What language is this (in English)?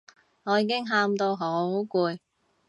Cantonese